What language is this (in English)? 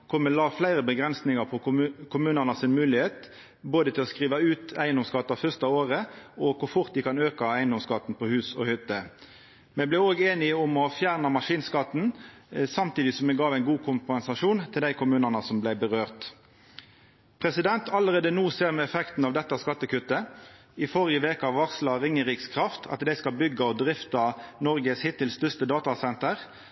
Norwegian Nynorsk